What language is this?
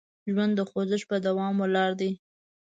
Pashto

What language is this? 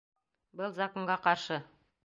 Bashkir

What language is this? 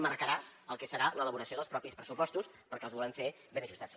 Catalan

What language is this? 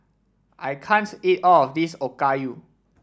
English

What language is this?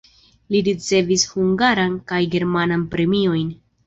Esperanto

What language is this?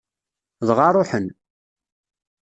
Kabyle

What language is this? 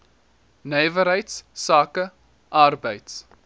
Afrikaans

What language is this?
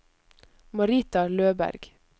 Norwegian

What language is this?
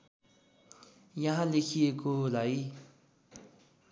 Nepali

